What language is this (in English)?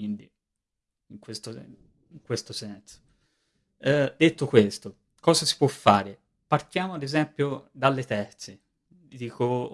Italian